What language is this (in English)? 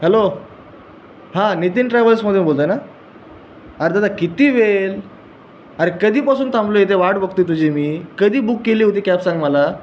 Marathi